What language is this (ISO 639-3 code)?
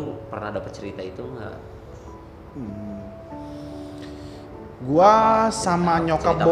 ind